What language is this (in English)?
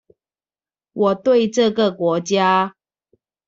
Chinese